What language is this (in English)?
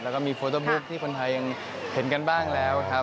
Thai